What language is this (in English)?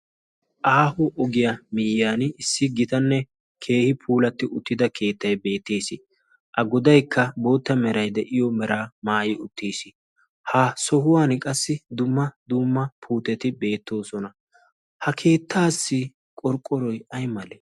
Wolaytta